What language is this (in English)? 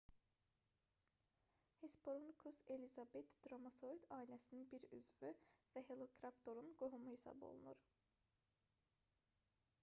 Azerbaijani